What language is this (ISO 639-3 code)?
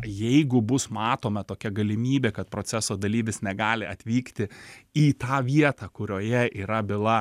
lit